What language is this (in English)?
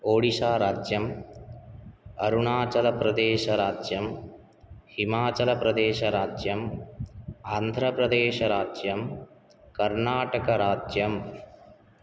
Sanskrit